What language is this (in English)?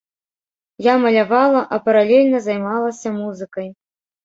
Belarusian